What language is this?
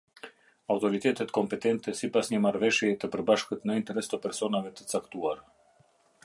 Albanian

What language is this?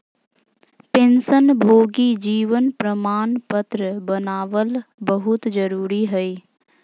Magahi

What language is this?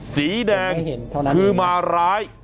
Thai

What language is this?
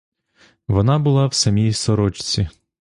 Ukrainian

